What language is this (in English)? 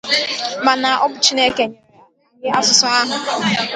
Igbo